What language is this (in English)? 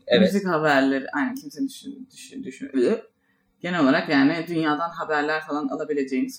Turkish